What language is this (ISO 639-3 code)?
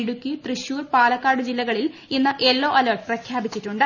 mal